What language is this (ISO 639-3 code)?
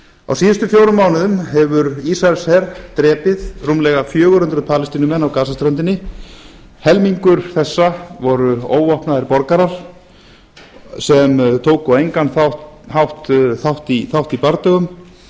isl